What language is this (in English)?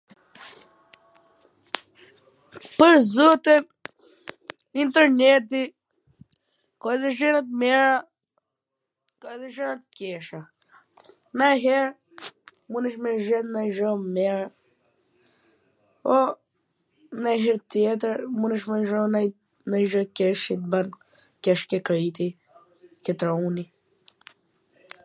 Gheg Albanian